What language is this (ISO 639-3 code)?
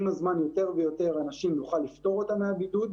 heb